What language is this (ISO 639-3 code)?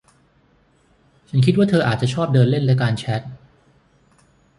tha